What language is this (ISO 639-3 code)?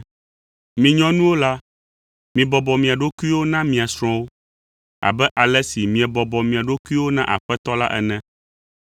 ewe